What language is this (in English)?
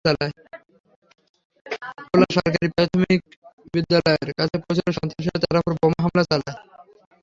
Bangla